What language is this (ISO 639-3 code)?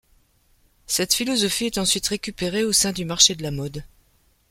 fra